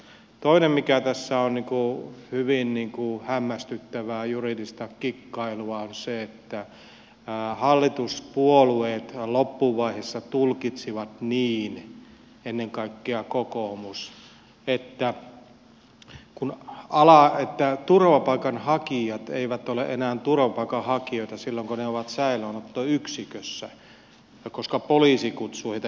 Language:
Finnish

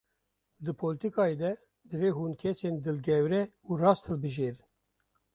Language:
Kurdish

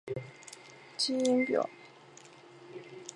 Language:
Chinese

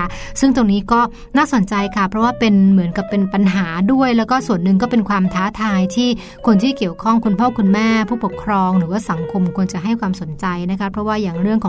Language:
Thai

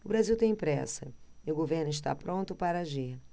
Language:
Portuguese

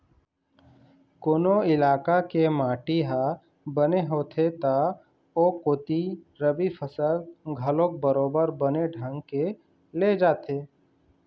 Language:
Chhattisgarhi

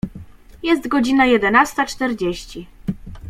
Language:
Polish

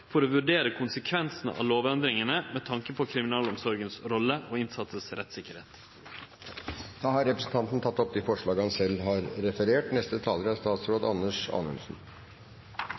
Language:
Norwegian Nynorsk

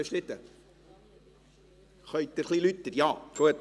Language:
Swiss German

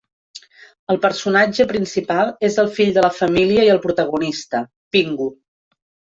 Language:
Catalan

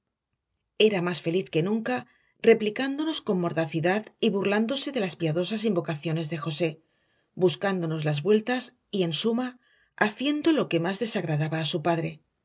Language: Spanish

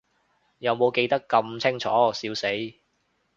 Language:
Cantonese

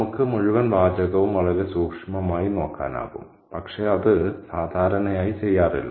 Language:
Malayalam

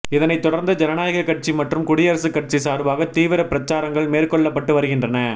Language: Tamil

